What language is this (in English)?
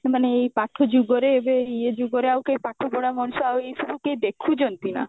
Odia